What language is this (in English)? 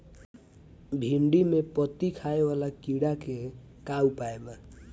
Bhojpuri